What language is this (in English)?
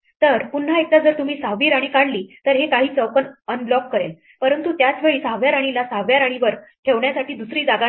Marathi